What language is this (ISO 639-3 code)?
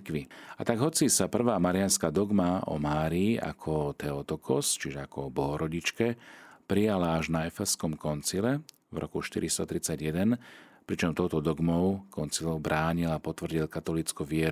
slk